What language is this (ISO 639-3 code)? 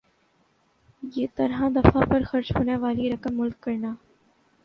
urd